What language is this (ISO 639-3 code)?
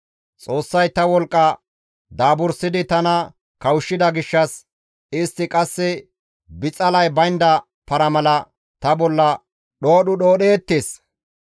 gmv